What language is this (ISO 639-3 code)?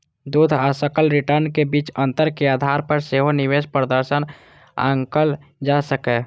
mai